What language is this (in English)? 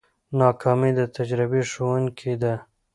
Pashto